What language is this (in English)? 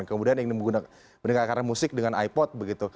Indonesian